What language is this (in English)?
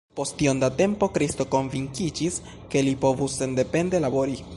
Esperanto